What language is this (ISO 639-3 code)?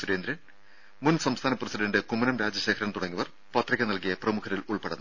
mal